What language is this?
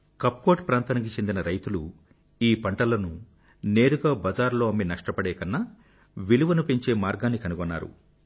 Telugu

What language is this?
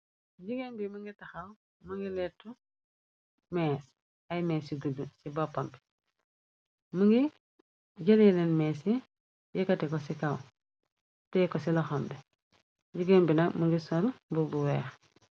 Wolof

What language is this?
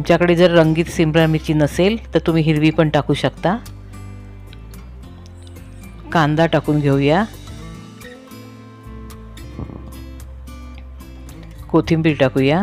Hindi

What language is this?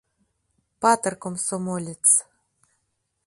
Mari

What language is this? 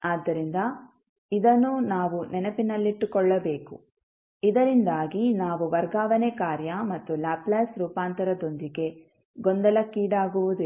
Kannada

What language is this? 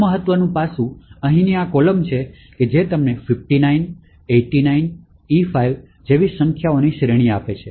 Gujarati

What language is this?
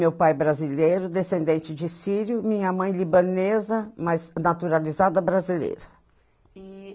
Portuguese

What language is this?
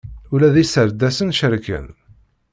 Kabyle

